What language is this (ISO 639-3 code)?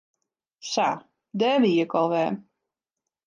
fry